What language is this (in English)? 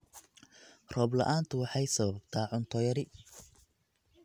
Somali